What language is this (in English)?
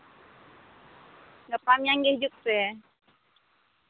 Santali